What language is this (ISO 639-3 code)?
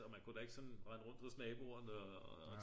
dan